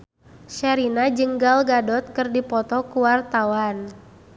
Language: Sundanese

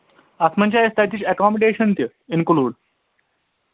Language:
Kashmiri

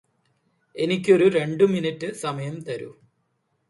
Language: Malayalam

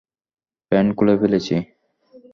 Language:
Bangla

